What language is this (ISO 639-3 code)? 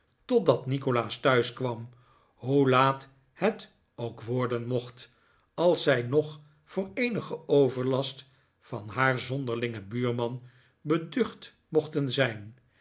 nld